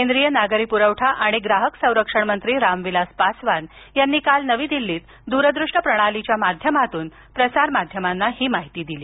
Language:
Marathi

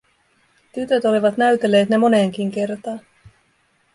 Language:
Finnish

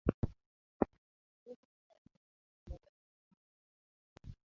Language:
Ganda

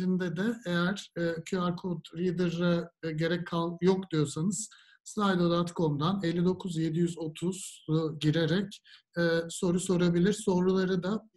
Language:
Turkish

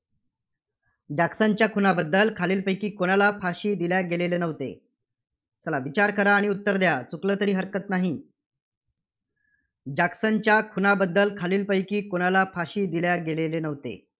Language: Marathi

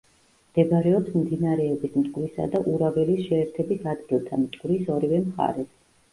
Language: Georgian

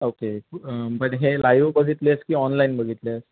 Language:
Marathi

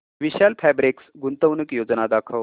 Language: Marathi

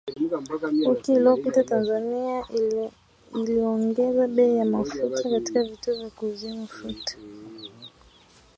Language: Swahili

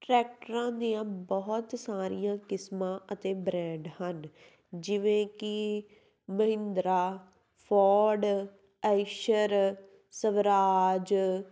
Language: Punjabi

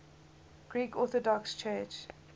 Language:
English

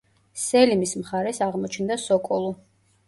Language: Georgian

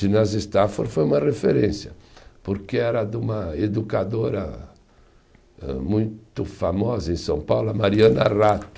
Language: Portuguese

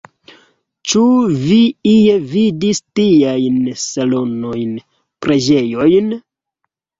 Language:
Esperanto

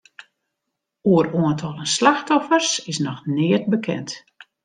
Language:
Western Frisian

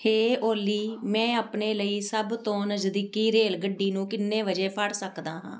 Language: Punjabi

